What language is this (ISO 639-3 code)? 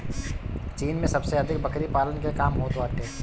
bho